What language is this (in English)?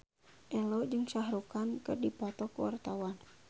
Sundanese